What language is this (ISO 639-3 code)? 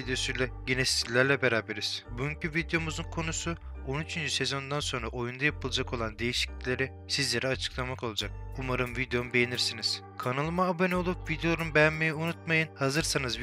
tur